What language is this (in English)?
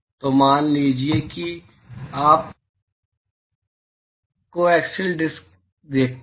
Hindi